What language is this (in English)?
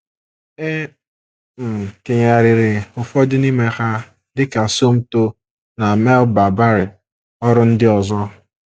Igbo